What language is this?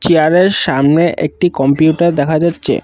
Bangla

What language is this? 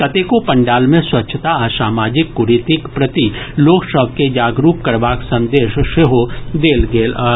Maithili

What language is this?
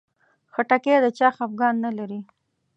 Pashto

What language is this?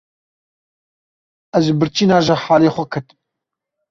Kurdish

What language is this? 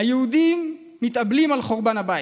Hebrew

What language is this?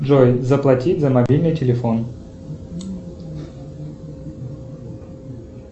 Russian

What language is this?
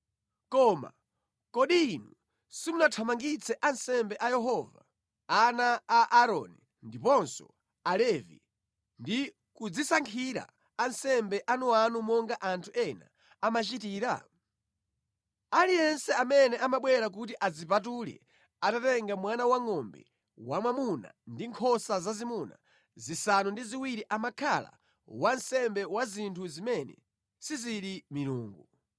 Nyanja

